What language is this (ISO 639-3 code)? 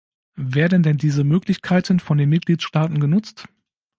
deu